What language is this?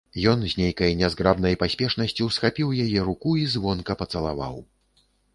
Belarusian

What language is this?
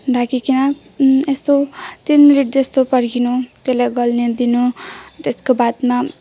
Nepali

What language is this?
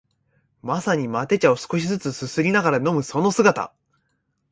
Japanese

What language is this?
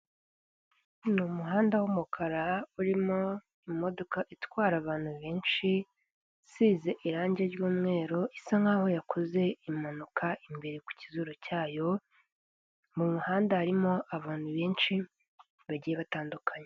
Kinyarwanda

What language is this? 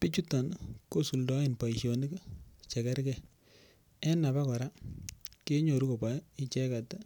Kalenjin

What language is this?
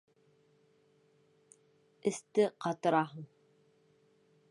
Bashkir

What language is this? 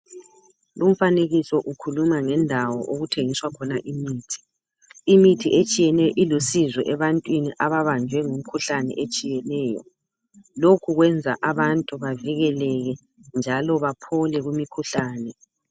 North Ndebele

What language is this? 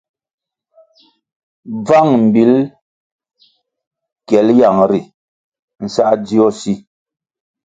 Kwasio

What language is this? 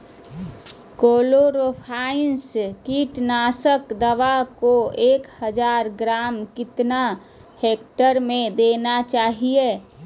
Magahi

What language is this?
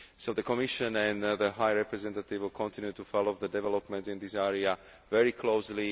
English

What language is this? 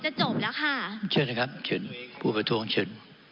Thai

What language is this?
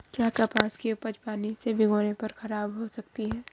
Hindi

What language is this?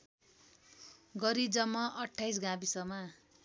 Nepali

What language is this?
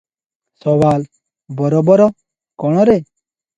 Odia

